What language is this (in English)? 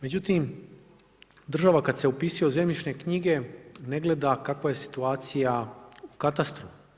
Croatian